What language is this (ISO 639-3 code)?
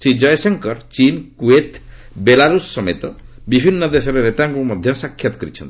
ori